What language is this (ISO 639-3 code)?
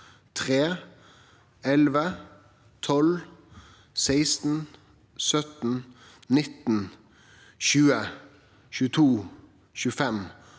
nor